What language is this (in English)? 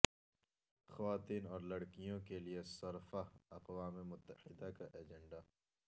Urdu